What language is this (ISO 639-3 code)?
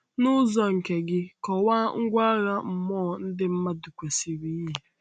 ibo